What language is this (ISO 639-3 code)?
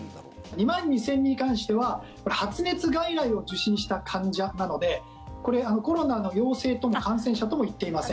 jpn